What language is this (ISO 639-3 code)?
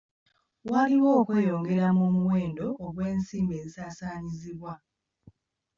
lug